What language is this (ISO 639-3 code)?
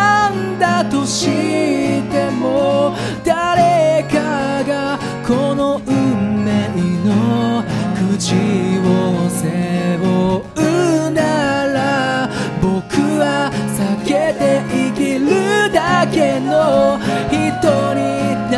jpn